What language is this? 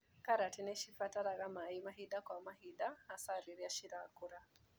Kikuyu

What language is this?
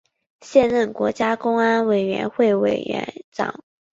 Chinese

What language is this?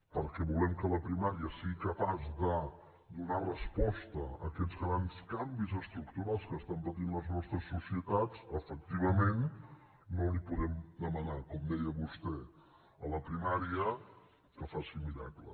Catalan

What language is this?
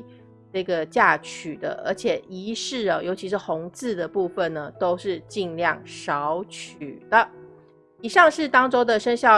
Chinese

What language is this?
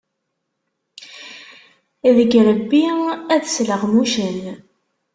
Kabyle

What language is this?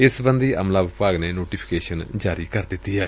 Punjabi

